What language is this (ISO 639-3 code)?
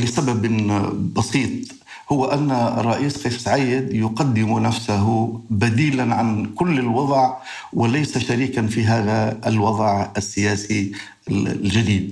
ara